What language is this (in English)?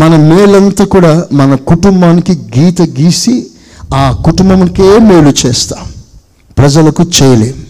Telugu